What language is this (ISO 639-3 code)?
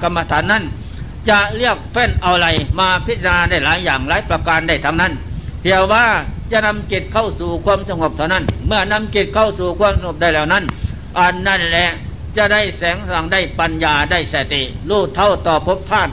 tha